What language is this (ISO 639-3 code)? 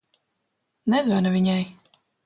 lav